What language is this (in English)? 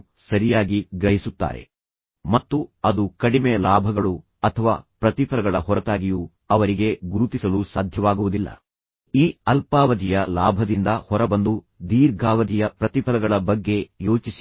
Kannada